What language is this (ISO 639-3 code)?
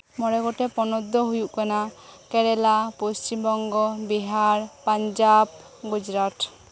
sat